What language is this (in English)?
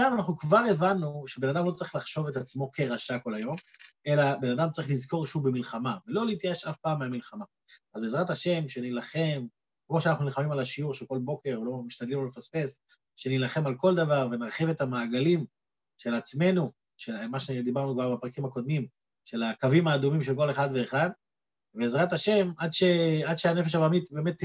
Hebrew